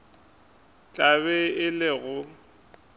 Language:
Northern Sotho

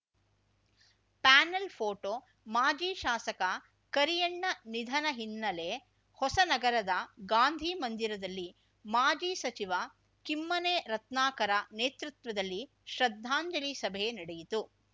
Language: Kannada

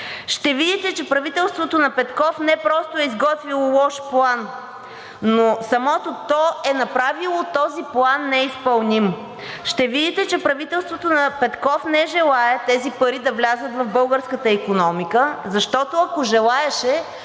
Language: Bulgarian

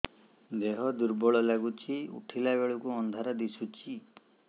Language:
Odia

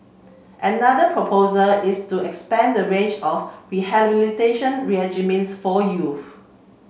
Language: English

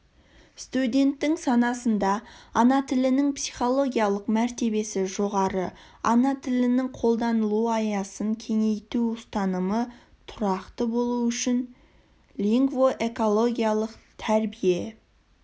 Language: Kazakh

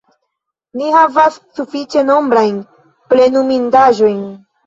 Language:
Esperanto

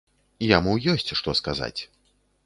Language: Belarusian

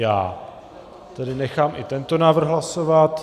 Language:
Czech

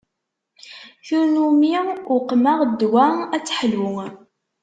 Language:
Kabyle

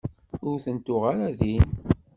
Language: Kabyle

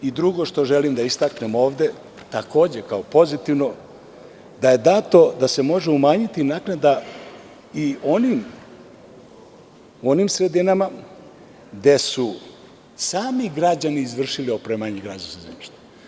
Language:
Serbian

